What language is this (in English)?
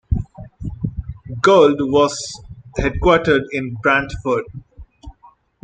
English